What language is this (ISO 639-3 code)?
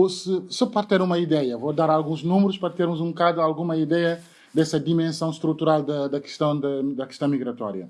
por